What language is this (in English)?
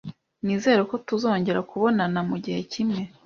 Kinyarwanda